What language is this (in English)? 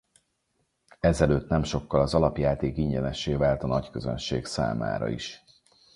Hungarian